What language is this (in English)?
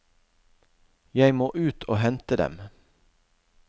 Norwegian